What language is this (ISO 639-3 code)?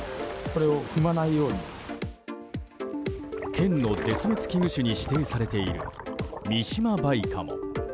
jpn